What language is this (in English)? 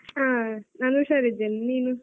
Kannada